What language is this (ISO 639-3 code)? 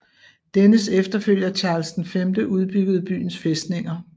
dan